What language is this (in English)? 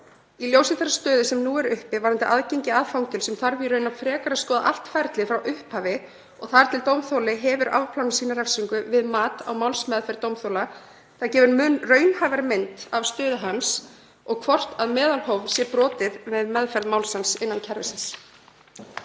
Icelandic